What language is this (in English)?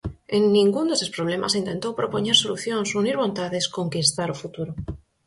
Galician